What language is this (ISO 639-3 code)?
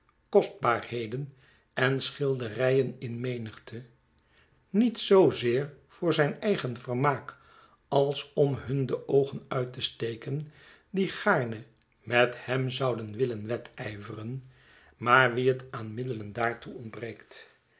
nld